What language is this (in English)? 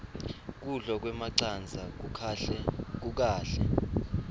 Swati